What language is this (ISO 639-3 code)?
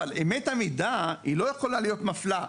heb